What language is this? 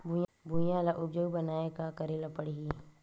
Chhattisgarhi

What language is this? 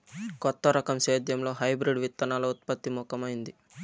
Telugu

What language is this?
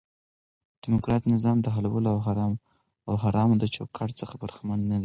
Pashto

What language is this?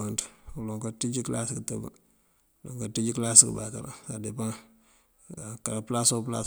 Mandjak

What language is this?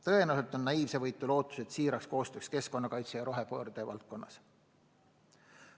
Estonian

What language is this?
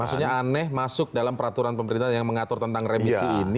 Indonesian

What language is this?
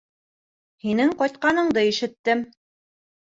Bashkir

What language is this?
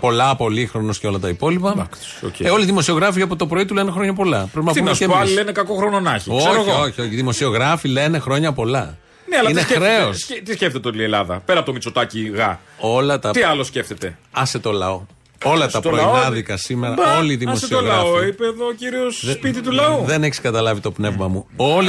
Greek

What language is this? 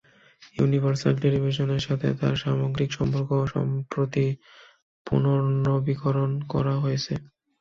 Bangla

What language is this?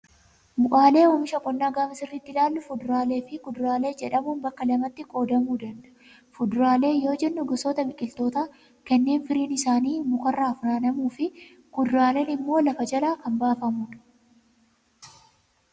Oromo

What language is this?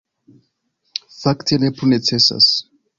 Esperanto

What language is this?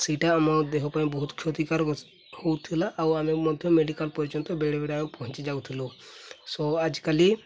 Odia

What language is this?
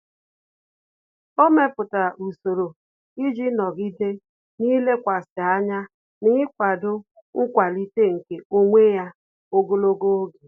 Igbo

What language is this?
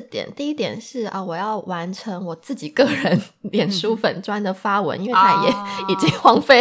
Chinese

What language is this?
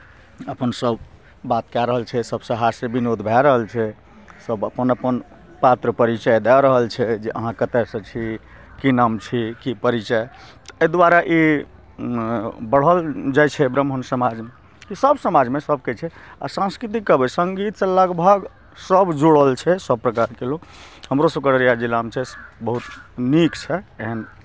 Maithili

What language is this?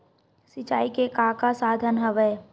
Chhattisgarhi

